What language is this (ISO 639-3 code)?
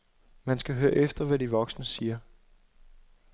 dan